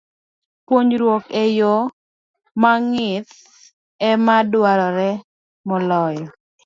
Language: Luo (Kenya and Tanzania)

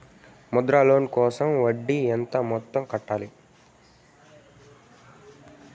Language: Telugu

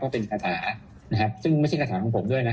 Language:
Thai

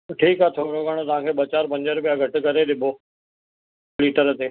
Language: Sindhi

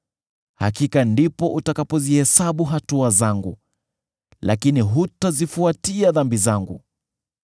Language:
Swahili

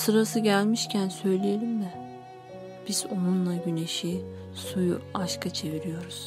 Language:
Turkish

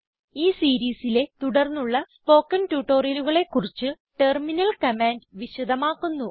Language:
Malayalam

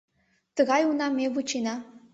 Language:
Mari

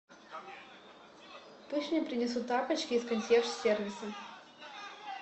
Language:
Russian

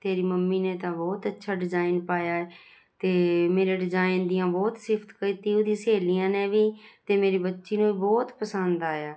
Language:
Punjabi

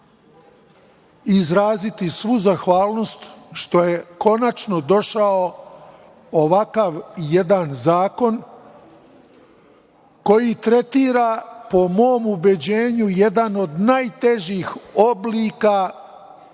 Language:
Serbian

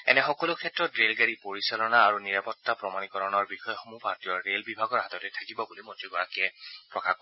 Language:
Assamese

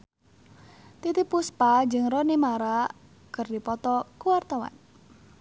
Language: Sundanese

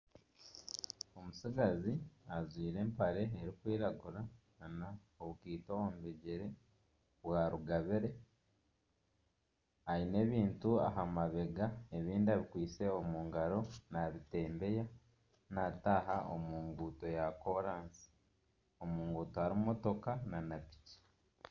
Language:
Nyankole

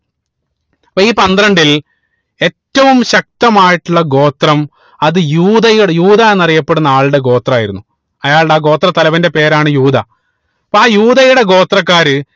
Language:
Malayalam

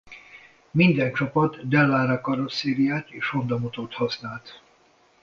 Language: Hungarian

